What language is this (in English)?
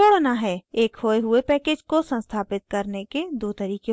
Hindi